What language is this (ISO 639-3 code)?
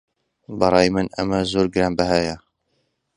ckb